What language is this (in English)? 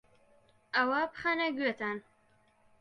Central Kurdish